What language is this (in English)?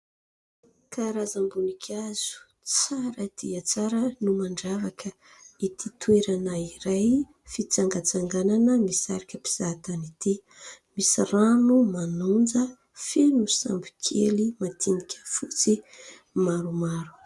Malagasy